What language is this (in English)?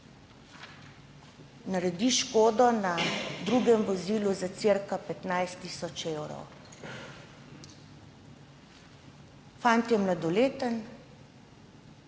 Slovenian